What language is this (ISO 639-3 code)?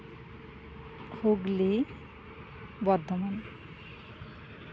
sat